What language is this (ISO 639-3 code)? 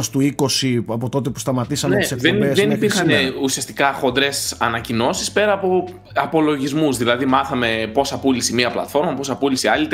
ell